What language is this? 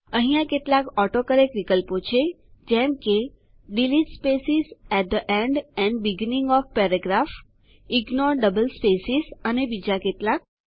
Gujarati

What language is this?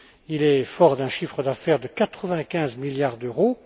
French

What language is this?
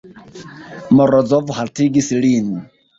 Esperanto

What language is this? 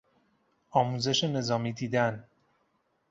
Persian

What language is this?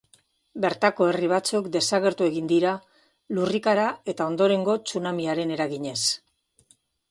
Basque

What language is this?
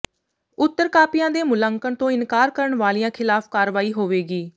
Punjabi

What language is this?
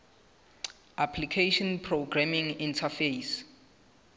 Southern Sotho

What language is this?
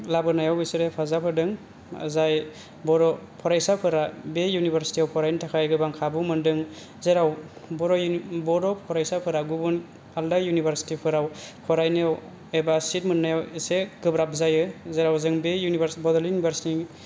Bodo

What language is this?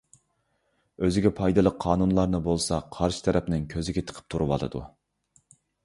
Uyghur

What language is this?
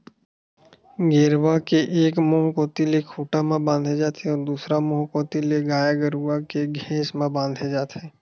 Chhattisgarhi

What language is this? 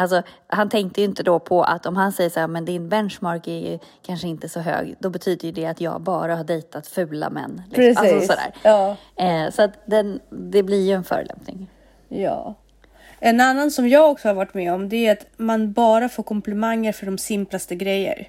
Swedish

